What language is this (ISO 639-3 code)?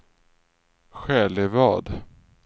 swe